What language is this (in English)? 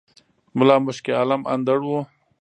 Pashto